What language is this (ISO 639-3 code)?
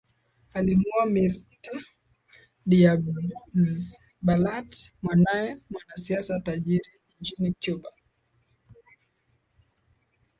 swa